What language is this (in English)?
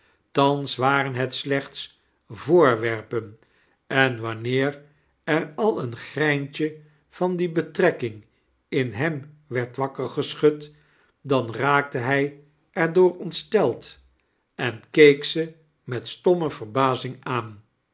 Dutch